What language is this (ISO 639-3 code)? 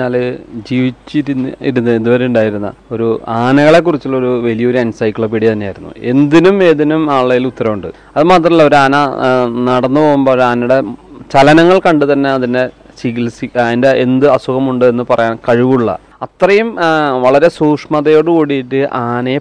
mal